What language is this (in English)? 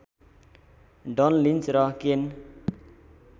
Nepali